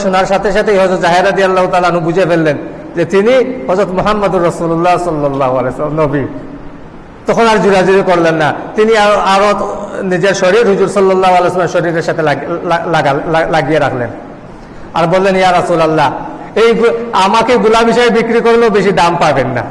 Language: Indonesian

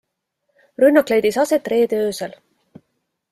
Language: Estonian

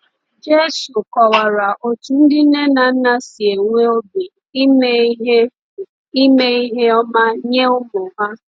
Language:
Igbo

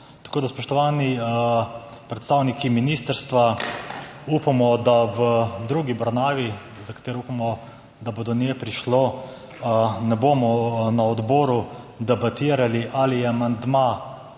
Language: Slovenian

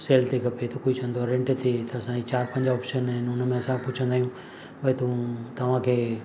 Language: Sindhi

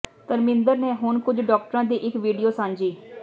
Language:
Punjabi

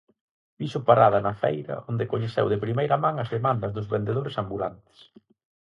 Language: Galician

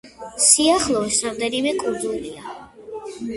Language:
Georgian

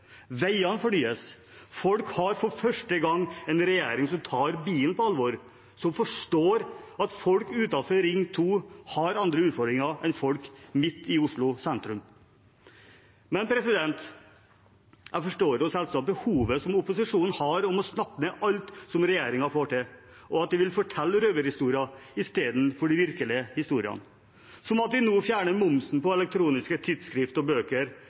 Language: Norwegian Bokmål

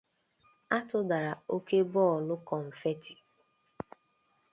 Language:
Igbo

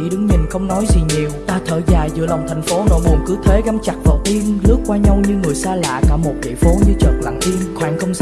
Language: Vietnamese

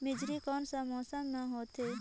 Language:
Chhattisgarhi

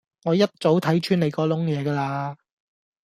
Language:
Cantonese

